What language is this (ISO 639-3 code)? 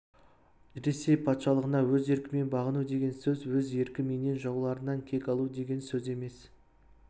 kaz